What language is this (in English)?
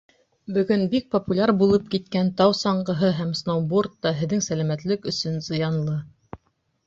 Bashkir